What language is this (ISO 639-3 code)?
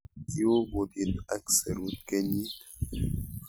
kln